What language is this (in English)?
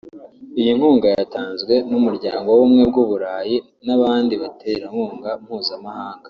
Kinyarwanda